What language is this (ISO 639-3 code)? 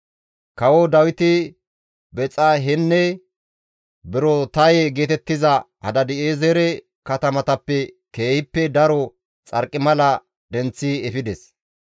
gmv